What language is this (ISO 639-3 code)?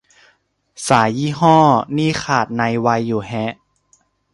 tha